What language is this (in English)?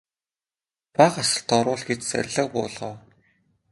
Mongolian